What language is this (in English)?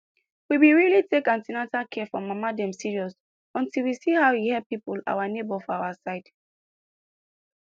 Nigerian Pidgin